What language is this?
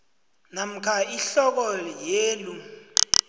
South Ndebele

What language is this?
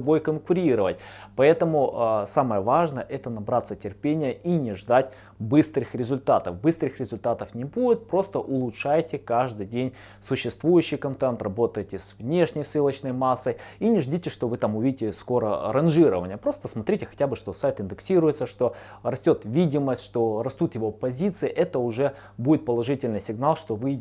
Russian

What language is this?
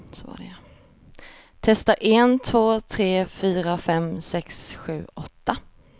Swedish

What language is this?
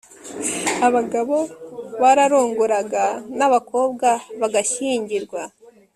Kinyarwanda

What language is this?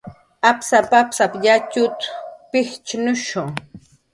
Jaqaru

